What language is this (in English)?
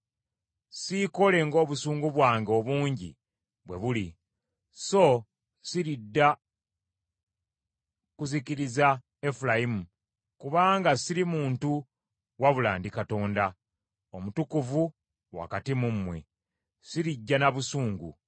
Ganda